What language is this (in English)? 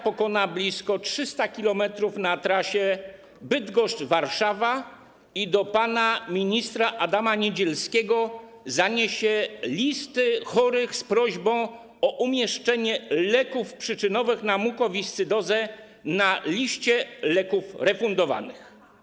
Polish